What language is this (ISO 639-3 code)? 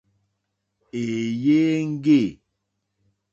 bri